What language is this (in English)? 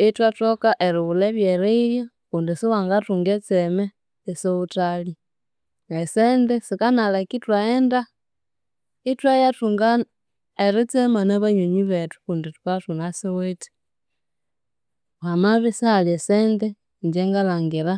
Konzo